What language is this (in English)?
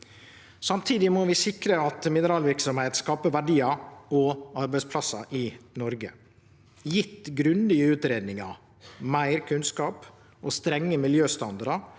Norwegian